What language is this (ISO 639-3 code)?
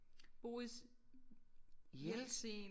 dan